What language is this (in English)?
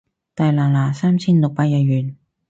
Cantonese